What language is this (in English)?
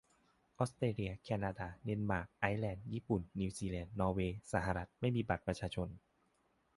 Thai